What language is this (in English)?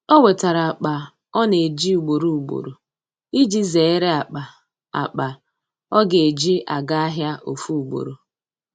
Igbo